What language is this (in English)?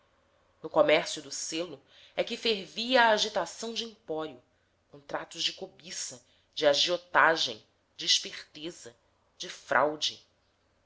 Portuguese